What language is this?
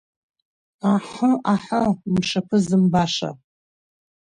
Abkhazian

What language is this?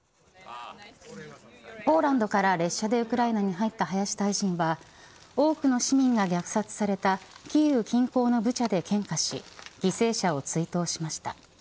Japanese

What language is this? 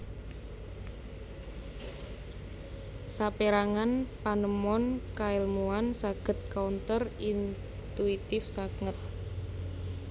Javanese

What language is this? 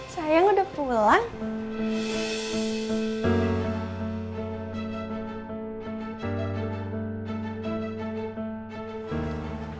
Indonesian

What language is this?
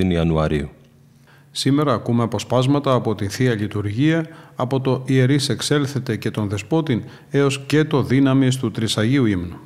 Greek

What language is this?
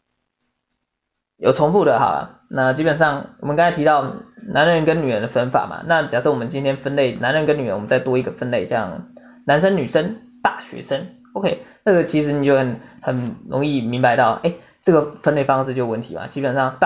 Chinese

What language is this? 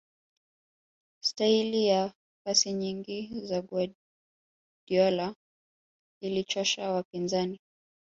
Swahili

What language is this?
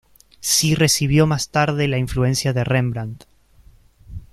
Spanish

